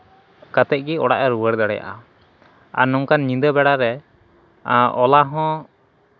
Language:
Santali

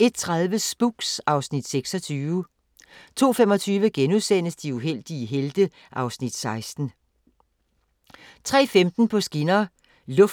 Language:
Danish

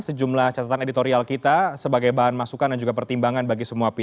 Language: Indonesian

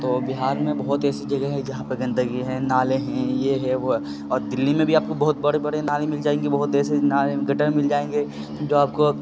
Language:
Urdu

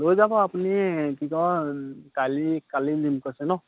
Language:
Assamese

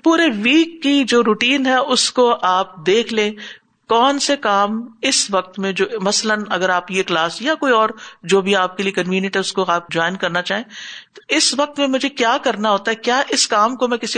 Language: Urdu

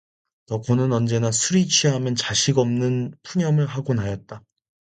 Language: Korean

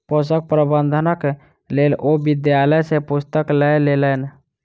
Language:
Maithili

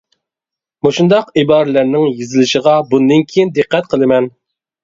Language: Uyghur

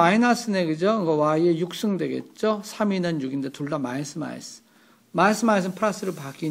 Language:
Korean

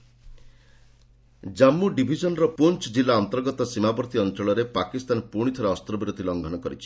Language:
Odia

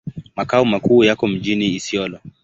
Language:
Swahili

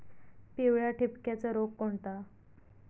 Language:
Marathi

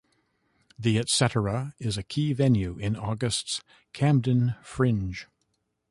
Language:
English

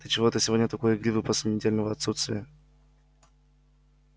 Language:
Russian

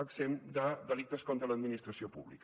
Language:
Catalan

